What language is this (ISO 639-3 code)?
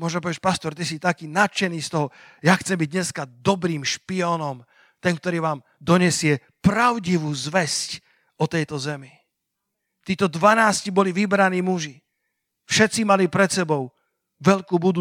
slk